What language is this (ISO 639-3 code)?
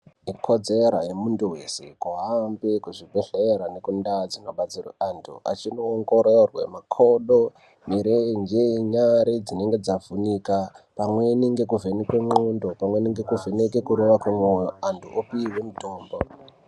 ndc